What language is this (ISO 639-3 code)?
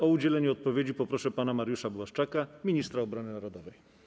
pol